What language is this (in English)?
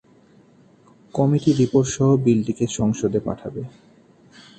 Bangla